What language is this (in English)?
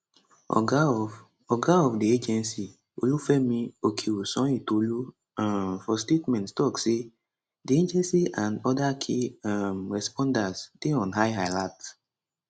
Nigerian Pidgin